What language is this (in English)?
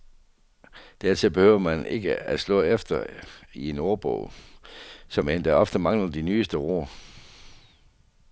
Danish